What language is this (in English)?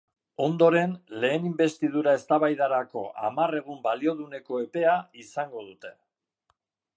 Basque